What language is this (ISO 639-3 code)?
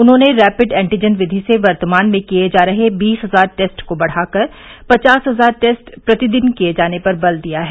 hin